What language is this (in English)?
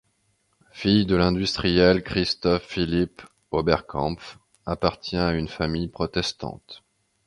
French